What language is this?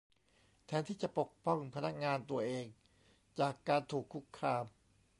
Thai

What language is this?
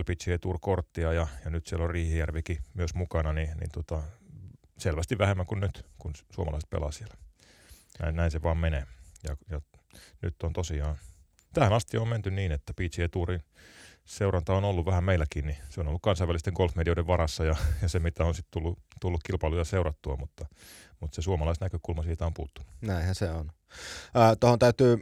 Finnish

